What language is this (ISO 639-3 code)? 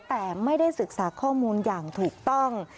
tha